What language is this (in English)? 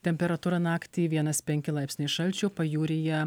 Lithuanian